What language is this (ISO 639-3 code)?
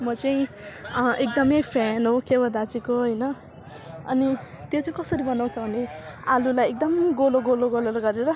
nep